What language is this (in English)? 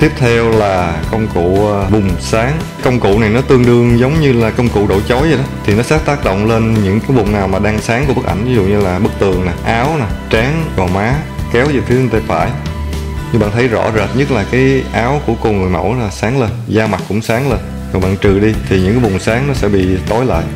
Vietnamese